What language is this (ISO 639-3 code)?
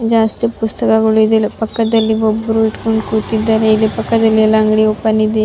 kan